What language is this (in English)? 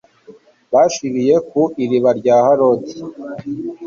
Kinyarwanda